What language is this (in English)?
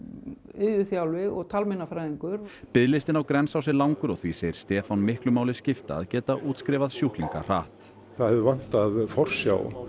Icelandic